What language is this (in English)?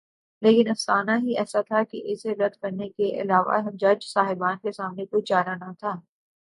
Urdu